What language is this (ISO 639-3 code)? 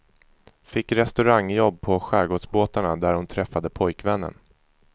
swe